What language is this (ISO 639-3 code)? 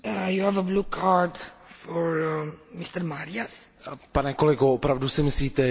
ces